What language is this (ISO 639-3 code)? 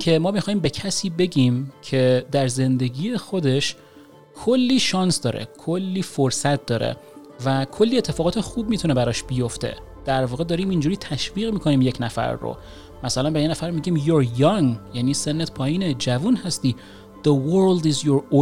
fas